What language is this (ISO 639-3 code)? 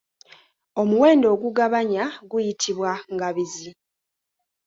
lug